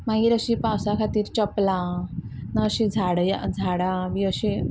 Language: Konkani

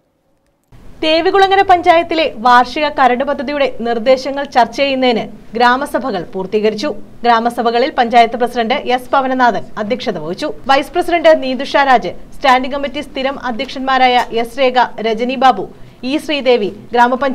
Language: Malayalam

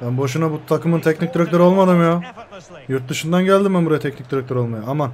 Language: Turkish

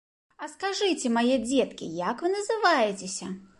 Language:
Belarusian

